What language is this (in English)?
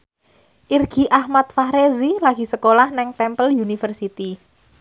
Javanese